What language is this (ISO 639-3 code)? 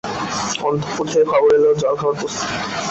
ben